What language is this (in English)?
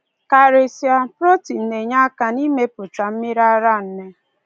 Igbo